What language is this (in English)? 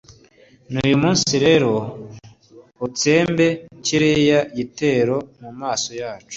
Kinyarwanda